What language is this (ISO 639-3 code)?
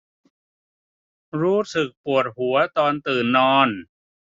tha